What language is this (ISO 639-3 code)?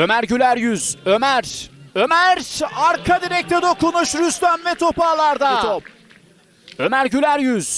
tur